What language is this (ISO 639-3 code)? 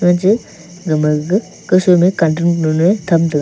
nnp